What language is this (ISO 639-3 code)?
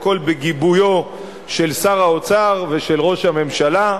heb